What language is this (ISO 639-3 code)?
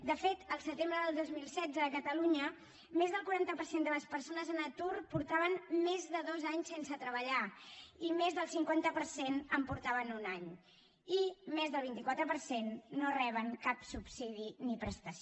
cat